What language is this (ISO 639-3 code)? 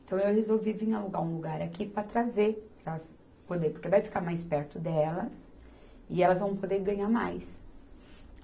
por